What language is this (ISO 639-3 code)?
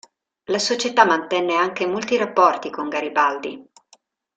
ita